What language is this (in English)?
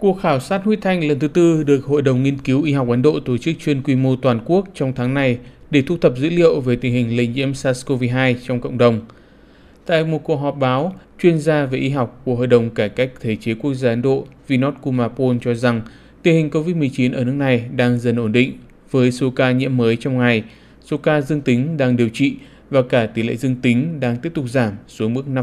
Vietnamese